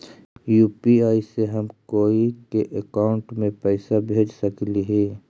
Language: Magahi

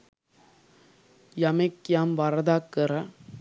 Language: Sinhala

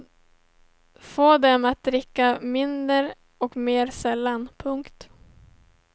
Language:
Swedish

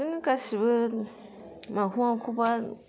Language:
Bodo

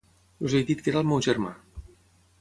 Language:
Catalan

